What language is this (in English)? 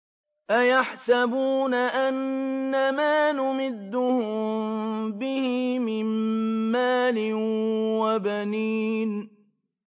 Arabic